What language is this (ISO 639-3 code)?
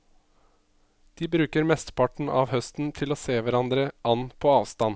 nor